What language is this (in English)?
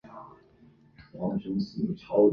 Chinese